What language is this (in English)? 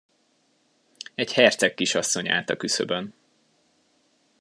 Hungarian